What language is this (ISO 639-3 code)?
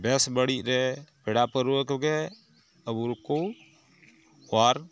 sat